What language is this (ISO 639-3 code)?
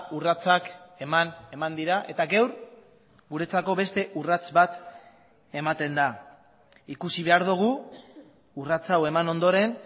eus